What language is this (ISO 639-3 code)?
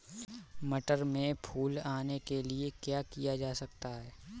hin